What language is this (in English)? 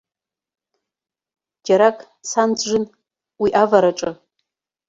Abkhazian